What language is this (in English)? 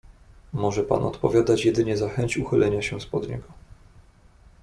Polish